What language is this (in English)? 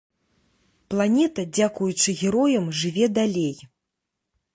Belarusian